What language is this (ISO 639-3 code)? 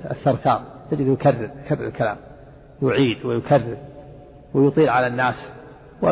ara